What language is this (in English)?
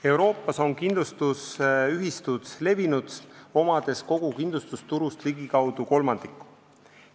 Estonian